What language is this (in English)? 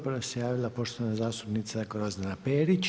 Croatian